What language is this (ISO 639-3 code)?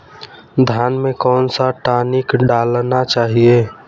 hin